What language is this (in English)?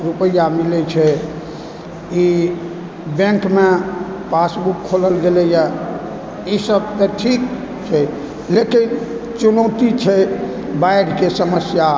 Maithili